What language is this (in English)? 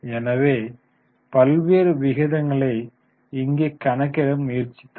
Tamil